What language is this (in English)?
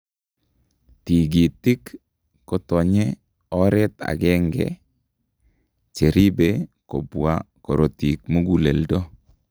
Kalenjin